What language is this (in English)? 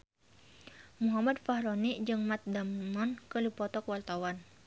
Sundanese